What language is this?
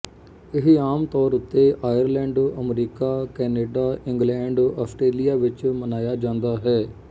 Punjabi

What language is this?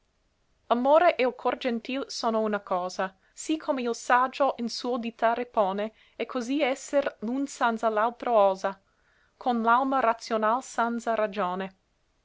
Italian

